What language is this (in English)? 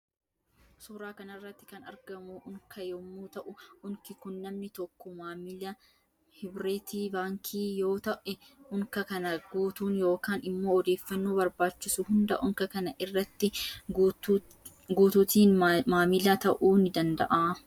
Oromo